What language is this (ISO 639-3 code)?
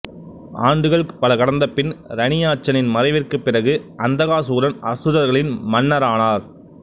tam